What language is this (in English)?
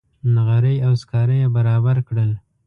Pashto